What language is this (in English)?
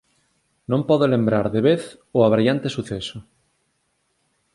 Galician